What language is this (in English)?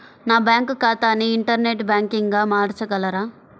Telugu